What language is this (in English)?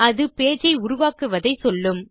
Tamil